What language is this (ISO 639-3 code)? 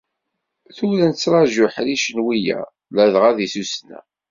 kab